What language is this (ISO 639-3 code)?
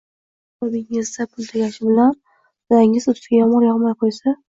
uzb